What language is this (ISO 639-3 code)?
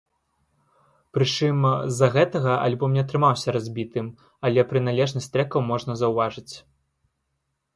bel